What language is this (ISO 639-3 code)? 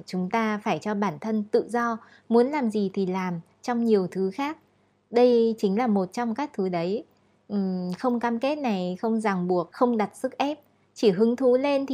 vie